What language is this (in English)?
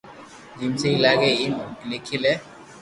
Loarki